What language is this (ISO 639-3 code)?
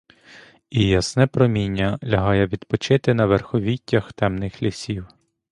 ukr